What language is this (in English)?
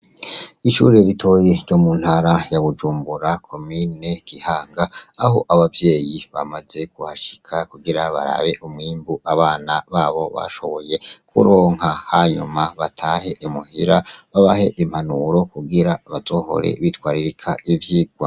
Rundi